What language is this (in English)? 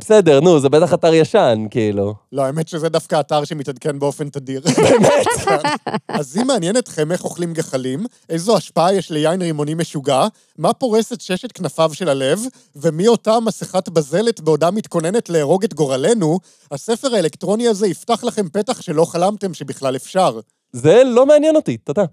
Hebrew